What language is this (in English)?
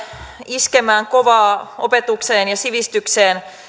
Finnish